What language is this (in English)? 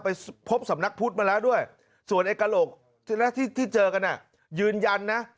Thai